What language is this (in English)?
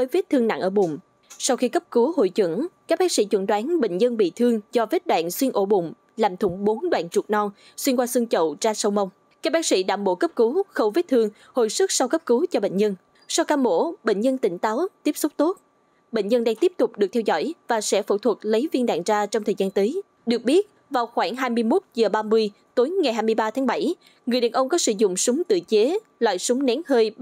Vietnamese